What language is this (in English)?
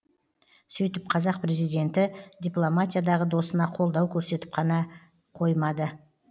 Kazakh